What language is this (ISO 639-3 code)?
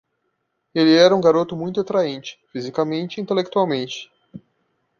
por